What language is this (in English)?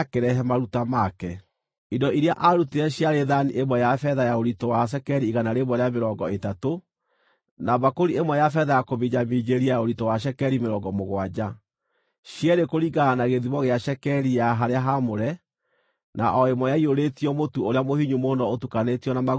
Kikuyu